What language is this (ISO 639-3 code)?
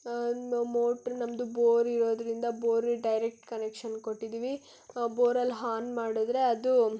kan